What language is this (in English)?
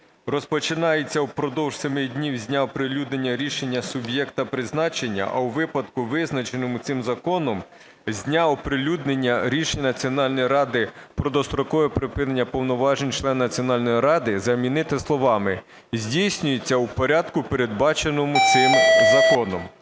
Ukrainian